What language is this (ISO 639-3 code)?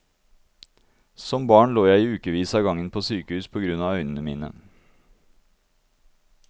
nor